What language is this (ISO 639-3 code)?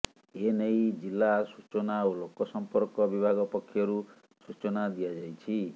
ori